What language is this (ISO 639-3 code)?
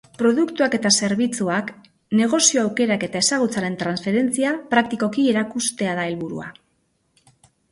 eus